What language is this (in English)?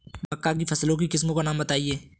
Hindi